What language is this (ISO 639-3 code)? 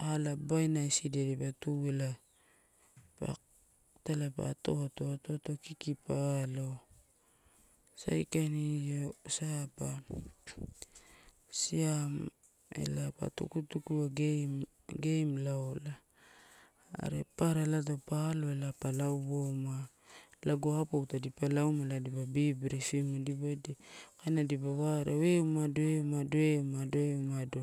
ttu